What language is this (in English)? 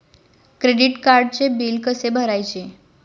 Marathi